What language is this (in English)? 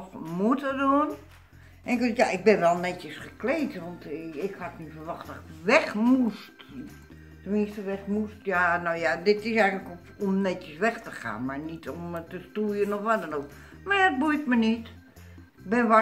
Dutch